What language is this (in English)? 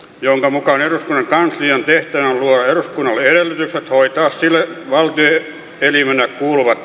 Finnish